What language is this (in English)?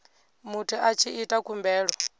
Venda